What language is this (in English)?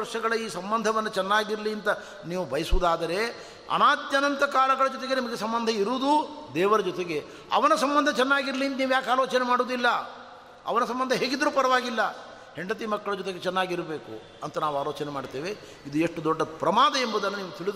Kannada